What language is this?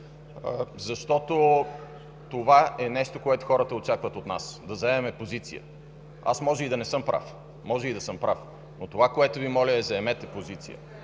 Bulgarian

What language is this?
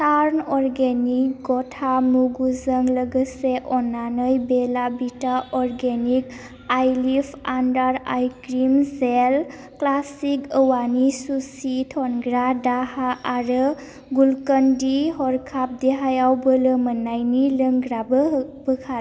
Bodo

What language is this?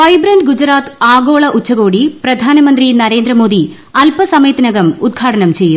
Malayalam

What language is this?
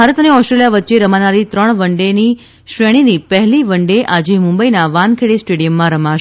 Gujarati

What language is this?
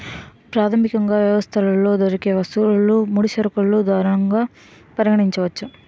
Telugu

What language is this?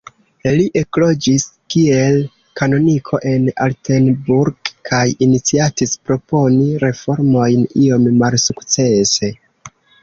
Esperanto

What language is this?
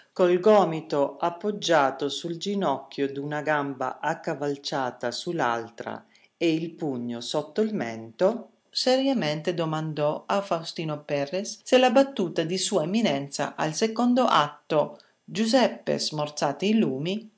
Italian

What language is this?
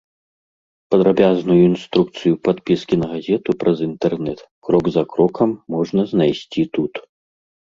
Belarusian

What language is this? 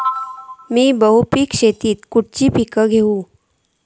Marathi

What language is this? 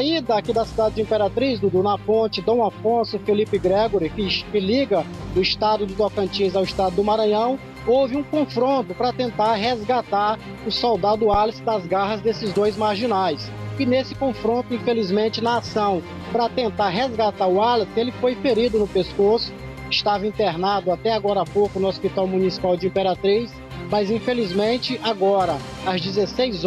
Portuguese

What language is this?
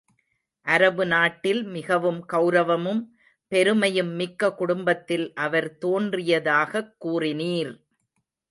Tamil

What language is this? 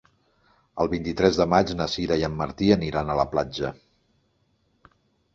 Catalan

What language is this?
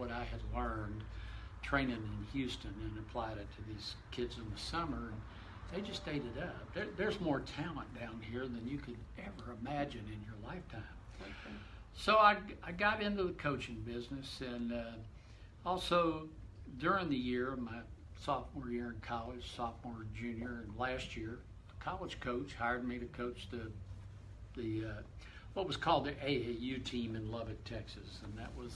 English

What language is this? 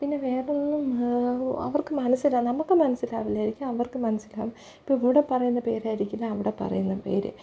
Malayalam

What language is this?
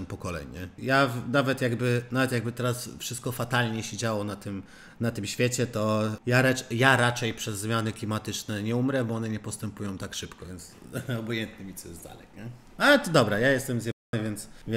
Polish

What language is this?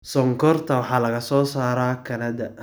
Somali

